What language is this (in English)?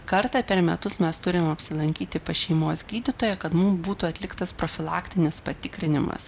Lithuanian